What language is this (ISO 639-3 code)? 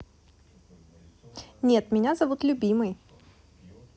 rus